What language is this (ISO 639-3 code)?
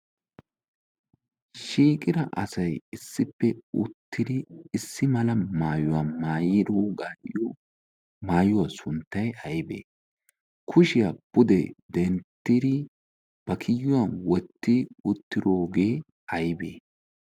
wal